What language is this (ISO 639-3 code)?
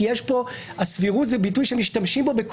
heb